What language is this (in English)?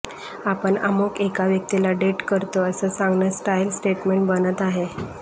Marathi